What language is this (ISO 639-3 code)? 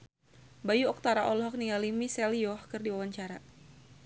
sun